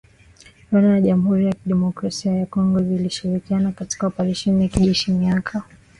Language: Swahili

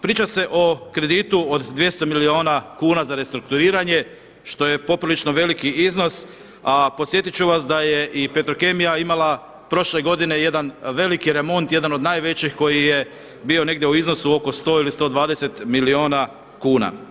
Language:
Croatian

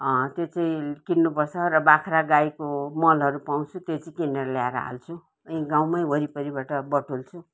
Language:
Nepali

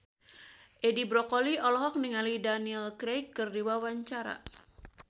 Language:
Sundanese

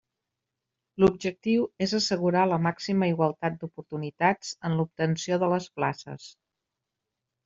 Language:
Catalan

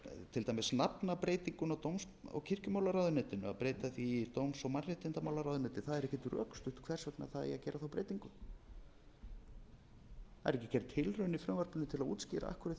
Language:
Icelandic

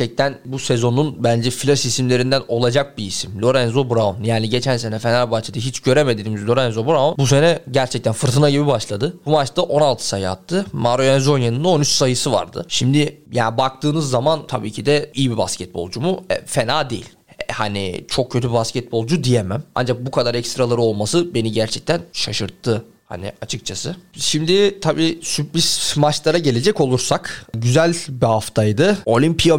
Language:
Turkish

